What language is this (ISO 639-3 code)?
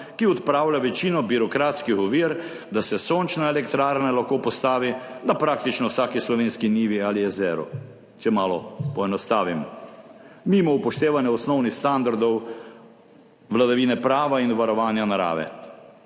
slv